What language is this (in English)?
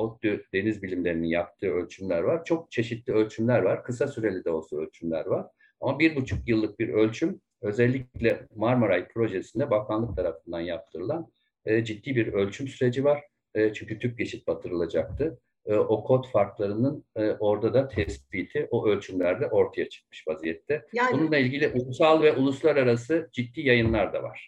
Turkish